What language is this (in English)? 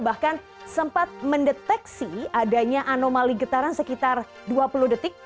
Indonesian